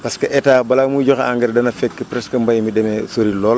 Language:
Wolof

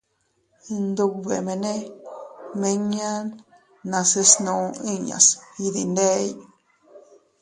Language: Teutila Cuicatec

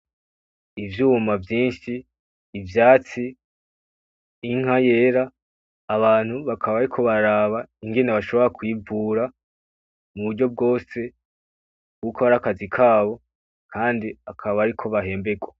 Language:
Rundi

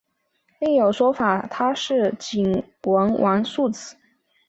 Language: Chinese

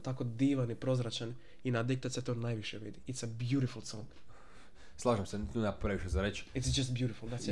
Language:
Croatian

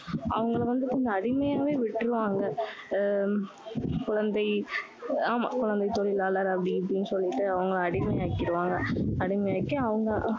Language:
Tamil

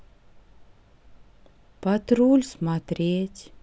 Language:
Russian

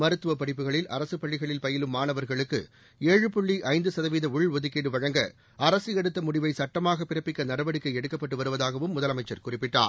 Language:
Tamil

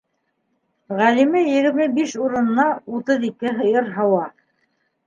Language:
Bashkir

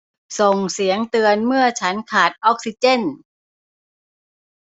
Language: Thai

